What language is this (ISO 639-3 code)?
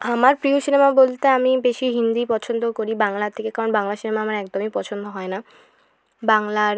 ben